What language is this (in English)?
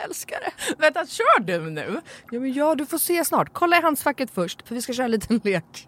Swedish